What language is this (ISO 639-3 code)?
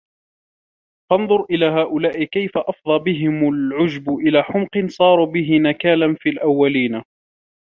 ara